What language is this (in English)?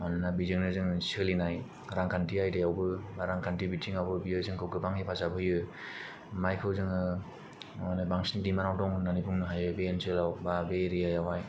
Bodo